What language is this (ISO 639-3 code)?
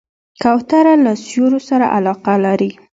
pus